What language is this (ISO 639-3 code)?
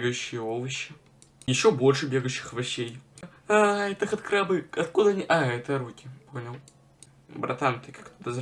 rus